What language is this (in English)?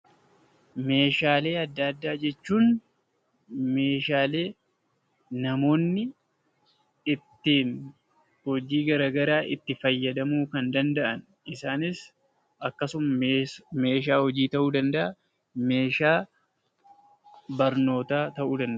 Oromo